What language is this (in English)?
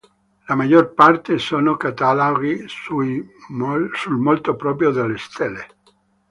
Italian